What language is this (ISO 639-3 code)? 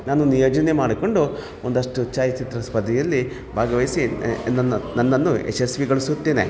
kan